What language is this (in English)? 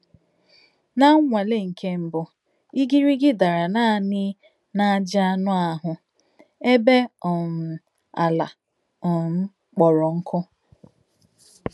Igbo